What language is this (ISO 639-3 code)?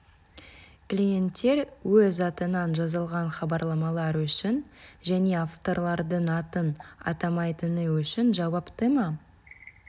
kaz